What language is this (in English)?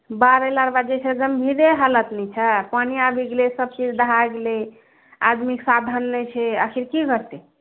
Maithili